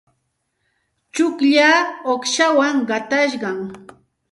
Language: Santa Ana de Tusi Pasco Quechua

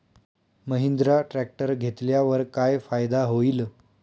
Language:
Marathi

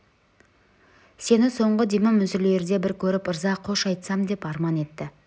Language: Kazakh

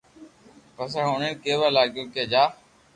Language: Loarki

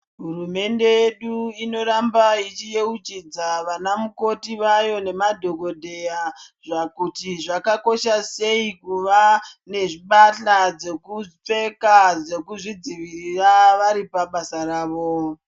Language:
Ndau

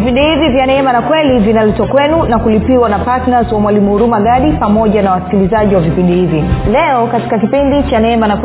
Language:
Swahili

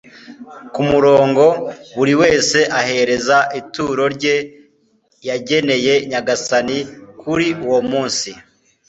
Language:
Kinyarwanda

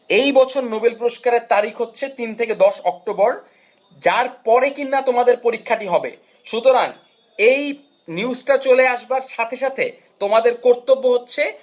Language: Bangla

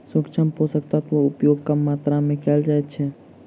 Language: Maithili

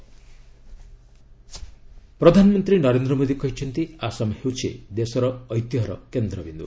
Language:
Odia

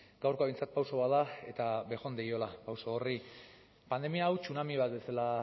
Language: Basque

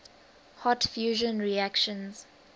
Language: English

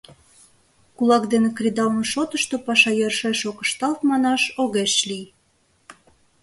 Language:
Mari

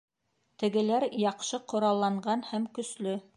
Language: Bashkir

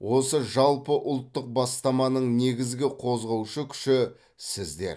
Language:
Kazakh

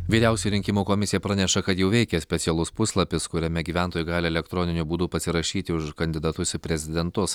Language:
Lithuanian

